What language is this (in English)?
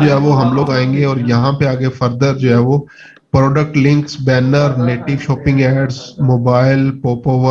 Urdu